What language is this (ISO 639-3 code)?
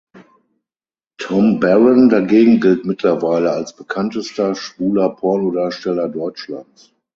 deu